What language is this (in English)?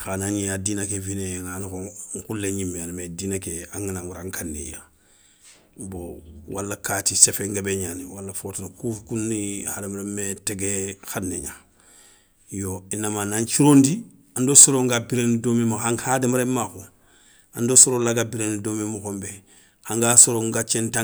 Soninke